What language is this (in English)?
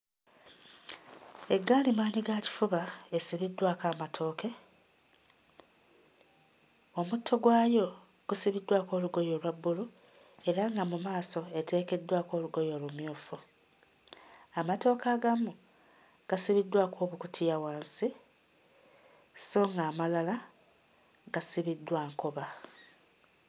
Ganda